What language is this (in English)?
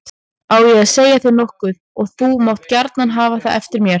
Icelandic